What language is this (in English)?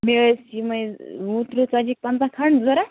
Kashmiri